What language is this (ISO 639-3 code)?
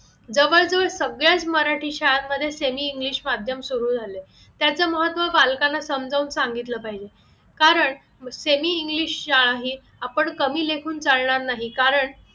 mar